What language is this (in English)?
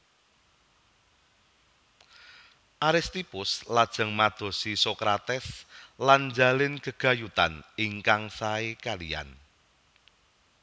Javanese